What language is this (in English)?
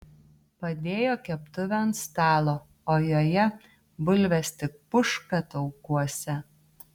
Lithuanian